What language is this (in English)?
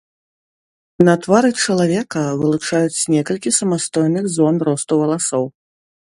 Belarusian